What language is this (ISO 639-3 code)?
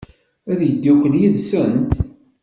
kab